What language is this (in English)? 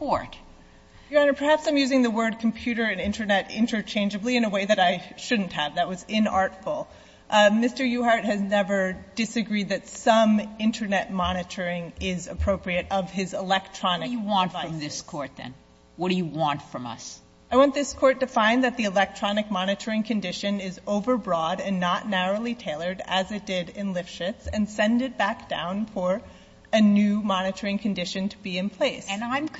English